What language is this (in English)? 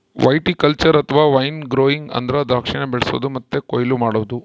Kannada